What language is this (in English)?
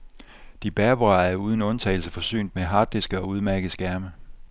Danish